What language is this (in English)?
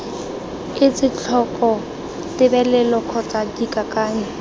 Tswana